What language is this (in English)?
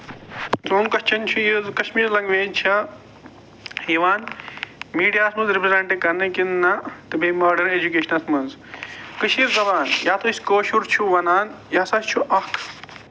Kashmiri